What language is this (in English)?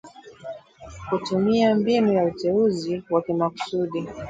Swahili